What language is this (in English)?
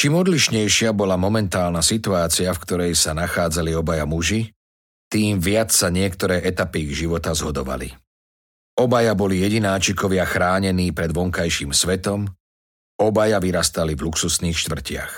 Slovak